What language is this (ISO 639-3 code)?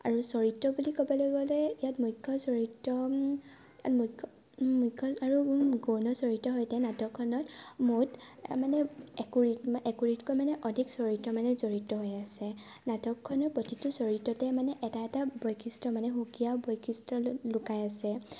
asm